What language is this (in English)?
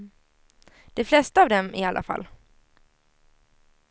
Swedish